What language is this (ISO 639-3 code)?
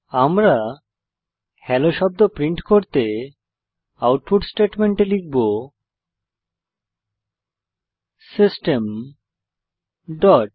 ben